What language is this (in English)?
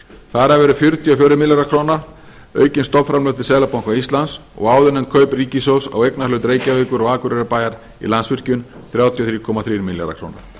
Icelandic